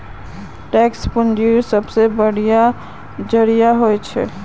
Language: Magahi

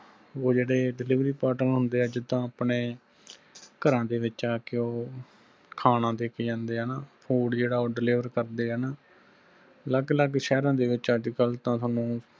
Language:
Punjabi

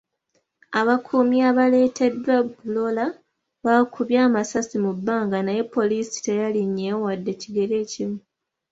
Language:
Ganda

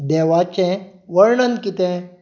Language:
Konkani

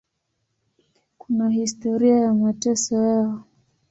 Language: Swahili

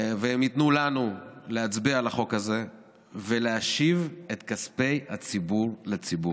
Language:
Hebrew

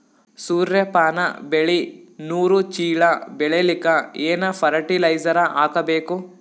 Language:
Kannada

